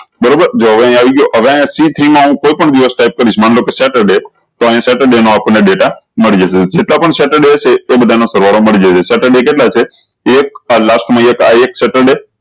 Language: Gujarati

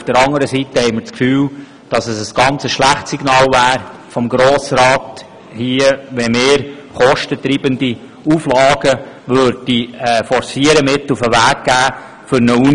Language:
Swiss German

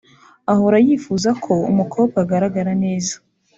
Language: Kinyarwanda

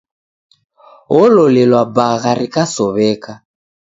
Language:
Taita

